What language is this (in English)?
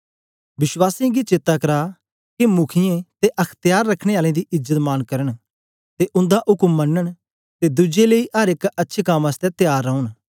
Dogri